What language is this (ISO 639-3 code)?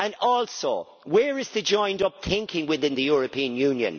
eng